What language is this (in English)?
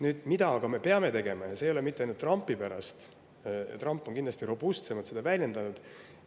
Estonian